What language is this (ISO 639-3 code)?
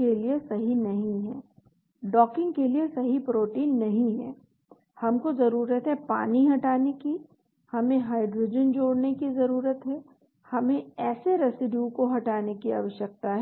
hin